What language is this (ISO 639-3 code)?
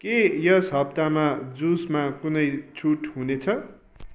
nep